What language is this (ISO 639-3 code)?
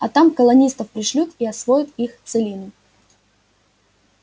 rus